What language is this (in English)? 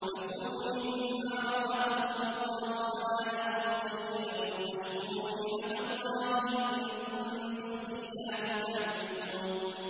Arabic